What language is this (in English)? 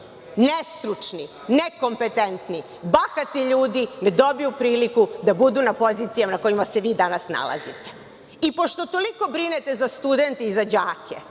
Serbian